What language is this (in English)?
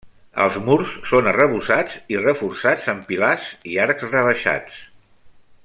Catalan